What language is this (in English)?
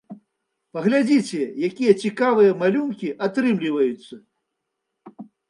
Belarusian